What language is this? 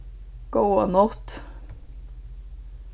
Faroese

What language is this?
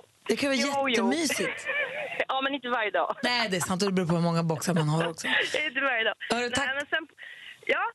Swedish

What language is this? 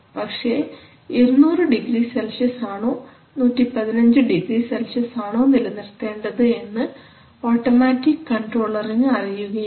Malayalam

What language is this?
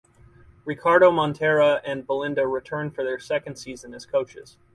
English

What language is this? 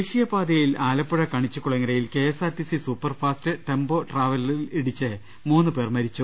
Malayalam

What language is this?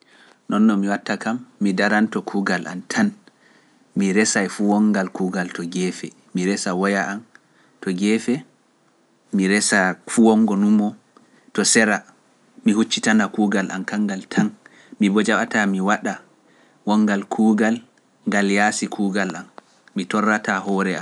Pular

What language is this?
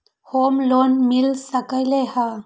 Magahi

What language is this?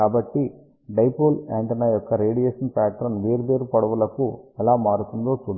Telugu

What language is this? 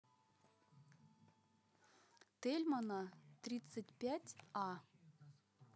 Russian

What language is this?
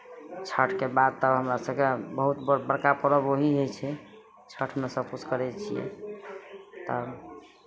Maithili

